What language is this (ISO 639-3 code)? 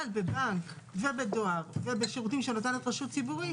heb